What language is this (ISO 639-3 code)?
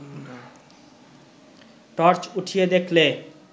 ben